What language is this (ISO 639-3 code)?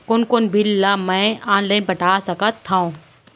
hne